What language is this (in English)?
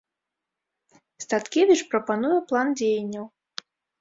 Belarusian